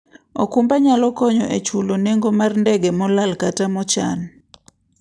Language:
Luo (Kenya and Tanzania)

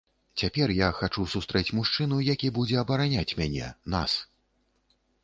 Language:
Belarusian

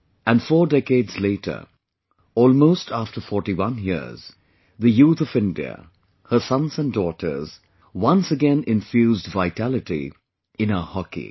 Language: English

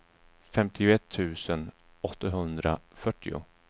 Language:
Swedish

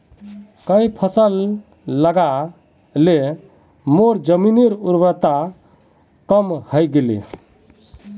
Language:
Magahi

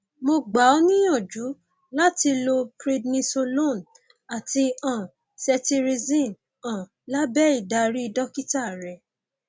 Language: Yoruba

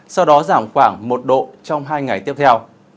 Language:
Vietnamese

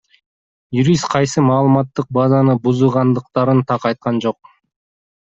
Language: Kyrgyz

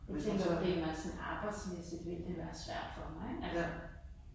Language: Danish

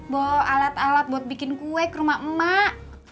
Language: Indonesian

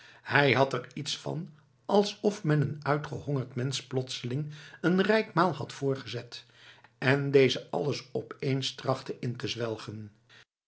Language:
Dutch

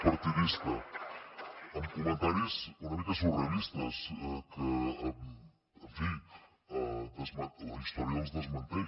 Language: Catalan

